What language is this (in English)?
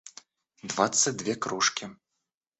Russian